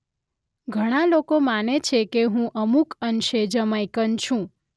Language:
Gujarati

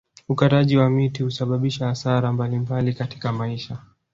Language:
Swahili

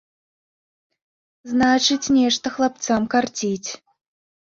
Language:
Belarusian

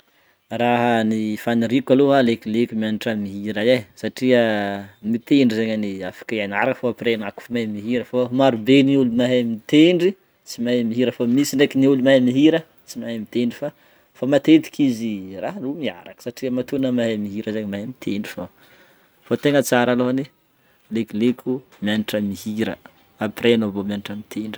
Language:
Northern Betsimisaraka Malagasy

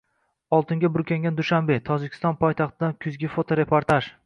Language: Uzbek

